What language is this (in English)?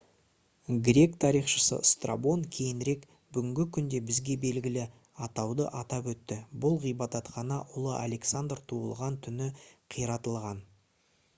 Kazakh